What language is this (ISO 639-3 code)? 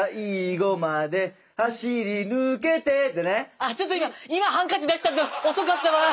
jpn